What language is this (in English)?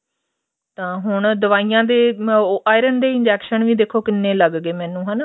Punjabi